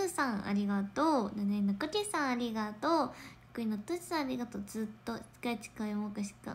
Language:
Japanese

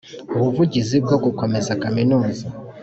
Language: Kinyarwanda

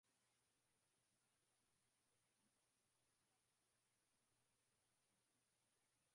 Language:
Swahili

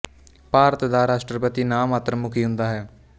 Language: Punjabi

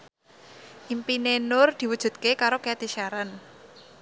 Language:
Javanese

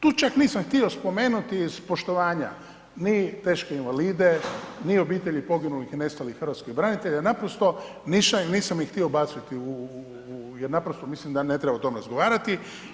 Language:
Croatian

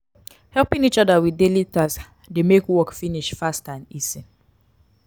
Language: Nigerian Pidgin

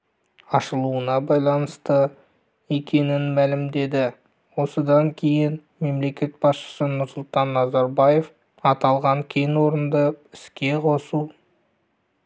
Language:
Kazakh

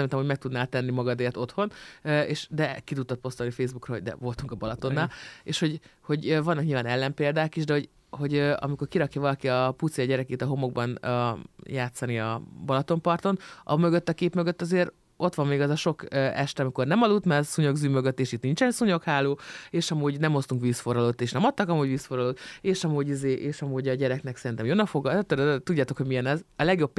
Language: Hungarian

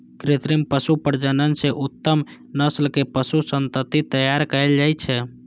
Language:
Maithili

